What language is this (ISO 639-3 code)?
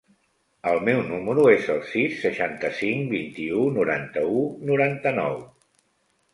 cat